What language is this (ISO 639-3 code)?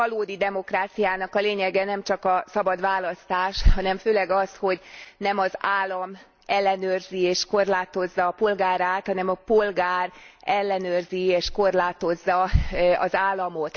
hun